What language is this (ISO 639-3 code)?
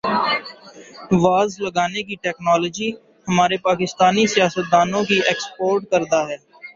urd